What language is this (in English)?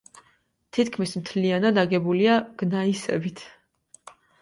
Georgian